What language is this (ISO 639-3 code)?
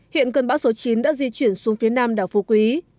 vie